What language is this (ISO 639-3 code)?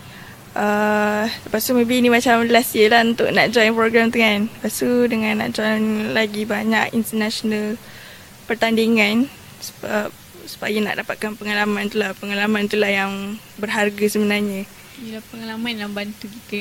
msa